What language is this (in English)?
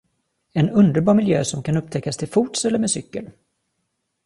Swedish